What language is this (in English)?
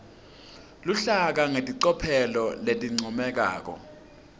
Swati